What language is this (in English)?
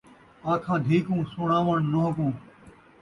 Saraiki